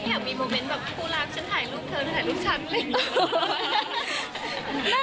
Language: Thai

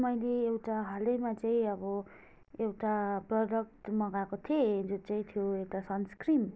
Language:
Nepali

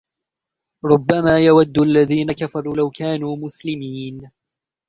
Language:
Arabic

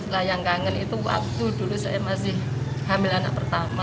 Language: Indonesian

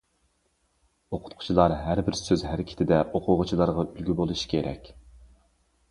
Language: Uyghur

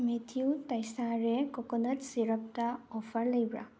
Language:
Manipuri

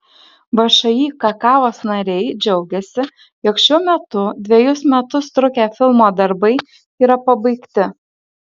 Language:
Lithuanian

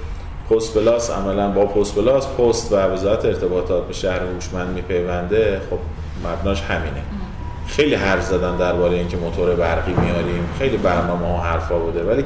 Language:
Persian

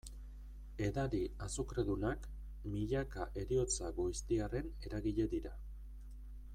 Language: Basque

